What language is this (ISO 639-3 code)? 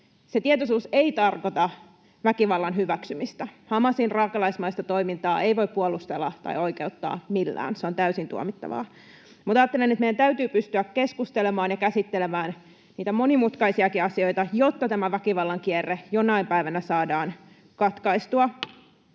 fin